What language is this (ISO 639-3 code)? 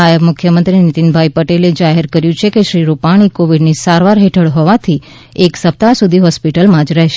guj